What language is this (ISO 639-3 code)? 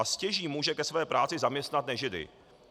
ces